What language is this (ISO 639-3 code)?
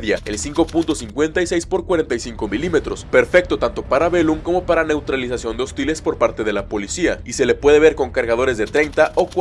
spa